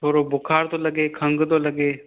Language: Sindhi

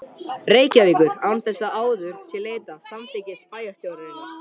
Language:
Icelandic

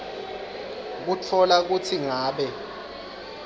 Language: Swati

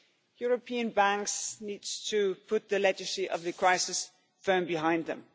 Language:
English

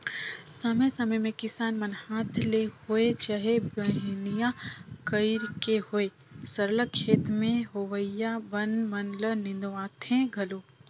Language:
Chhattisgarhi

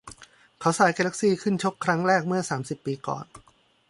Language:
Thai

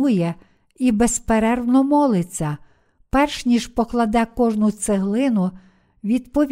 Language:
Ukrainian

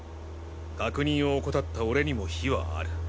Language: Japanese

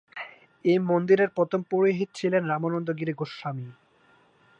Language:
Bangla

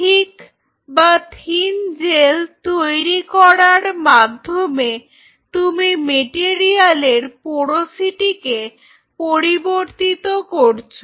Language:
Bangla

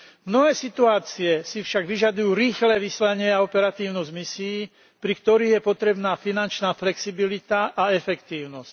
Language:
Slovak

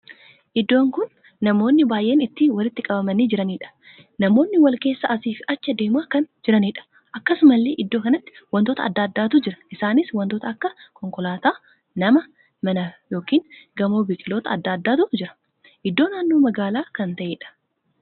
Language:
Oromo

